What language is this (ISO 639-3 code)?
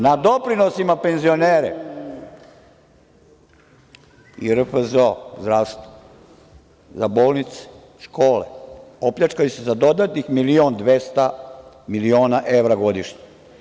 srp